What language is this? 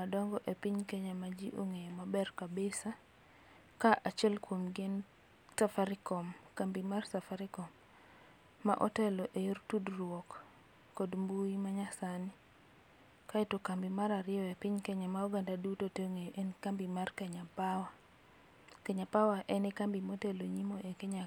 Luo (Kenya and Tanzania)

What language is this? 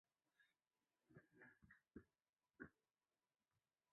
Chinese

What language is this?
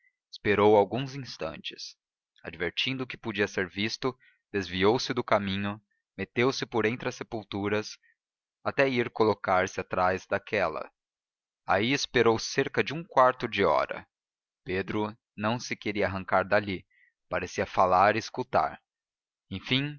Portuguese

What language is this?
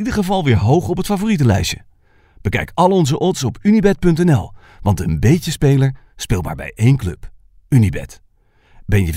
Dutch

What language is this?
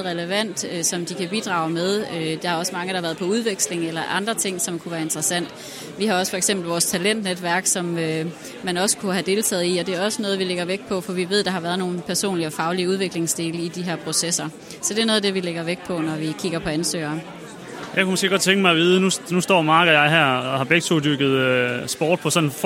Danish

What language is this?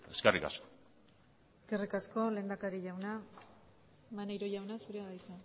Basque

